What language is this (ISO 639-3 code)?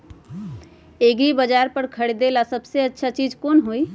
mag